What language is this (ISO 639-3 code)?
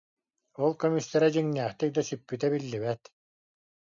sah